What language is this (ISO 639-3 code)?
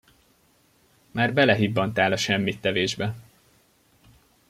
hun